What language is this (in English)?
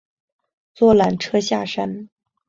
Chinese